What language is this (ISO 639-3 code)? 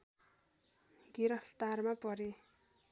nep